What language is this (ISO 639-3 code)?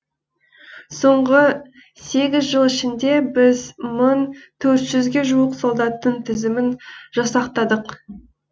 kaz